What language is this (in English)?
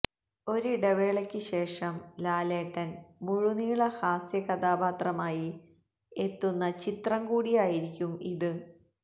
Malayalam